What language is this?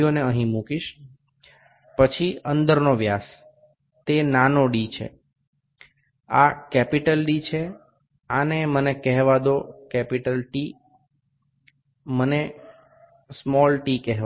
Bangla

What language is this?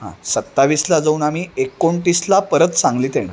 Marathi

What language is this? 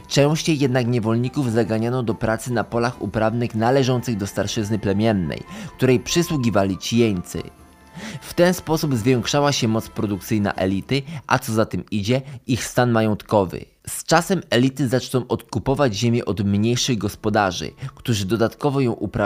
Polish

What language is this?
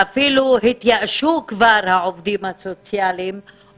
Hebrew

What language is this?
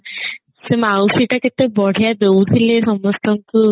Odia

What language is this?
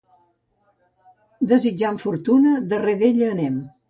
Catalan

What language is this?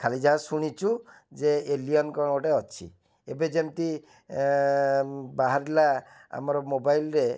Odia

